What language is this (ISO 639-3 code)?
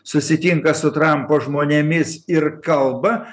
lit